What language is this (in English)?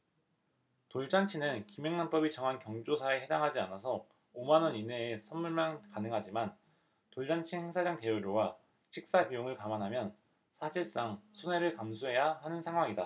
Korean